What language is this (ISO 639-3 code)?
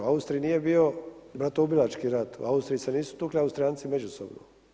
hrv